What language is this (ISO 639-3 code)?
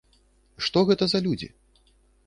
bel